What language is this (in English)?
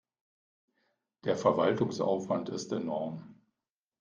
German